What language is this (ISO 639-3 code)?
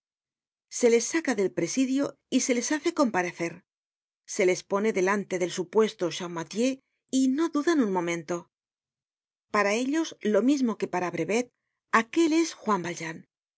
spa